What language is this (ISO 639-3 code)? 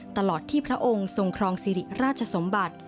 tha